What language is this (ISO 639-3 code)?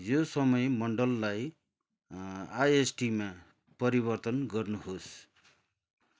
nep